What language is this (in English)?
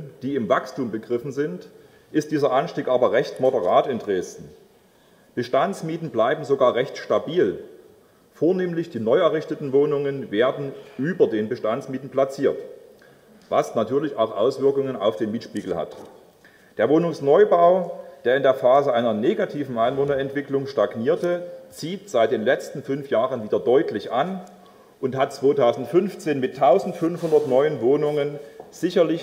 German